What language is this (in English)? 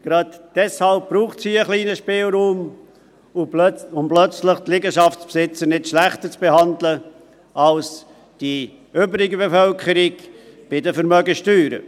Swiss German